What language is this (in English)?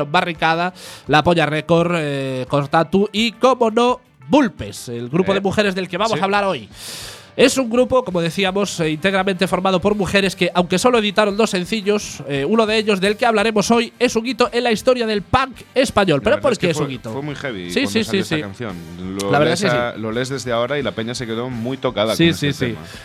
Spanish